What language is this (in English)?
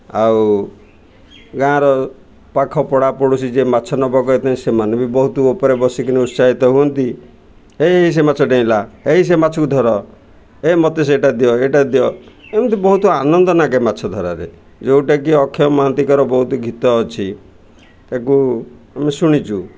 Odia